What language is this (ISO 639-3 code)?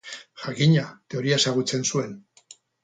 eus